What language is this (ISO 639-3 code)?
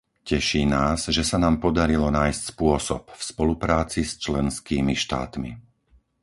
slk